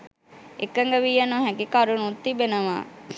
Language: Sinhala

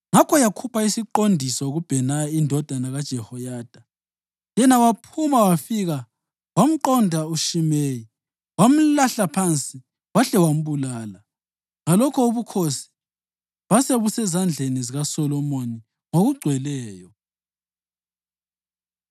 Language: North Ndebele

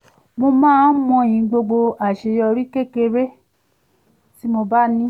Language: Yoruba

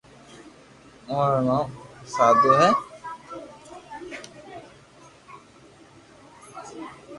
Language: Loarki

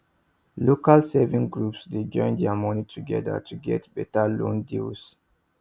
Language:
Nigerian Pidgin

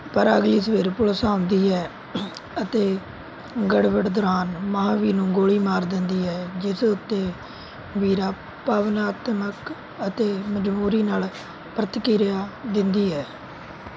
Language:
Punjabi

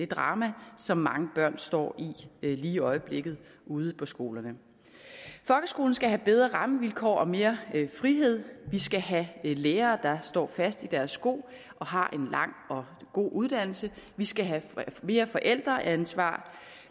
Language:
Danish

